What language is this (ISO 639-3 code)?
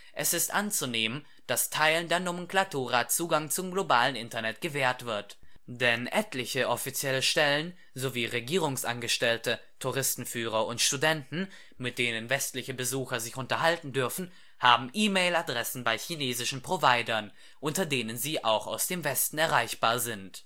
deu